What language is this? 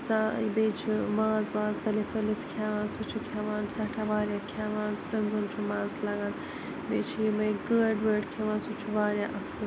Kashmiri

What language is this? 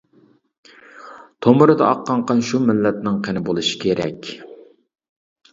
Uyghur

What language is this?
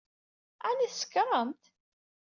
Kabyle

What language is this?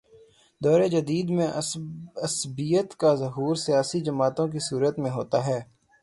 Urdu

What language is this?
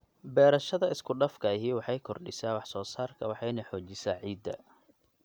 Somali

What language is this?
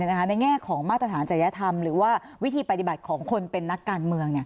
Thai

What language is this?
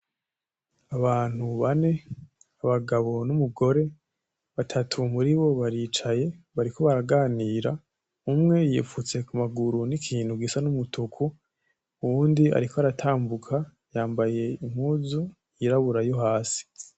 Rundi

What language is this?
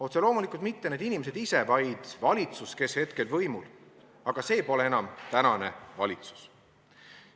Estonian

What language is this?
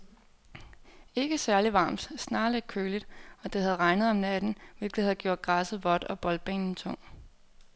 Danish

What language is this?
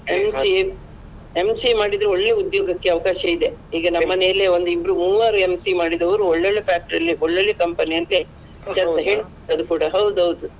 Kannada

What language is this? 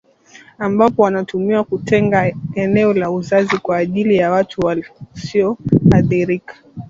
Swahili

